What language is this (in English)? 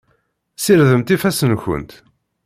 Kabyle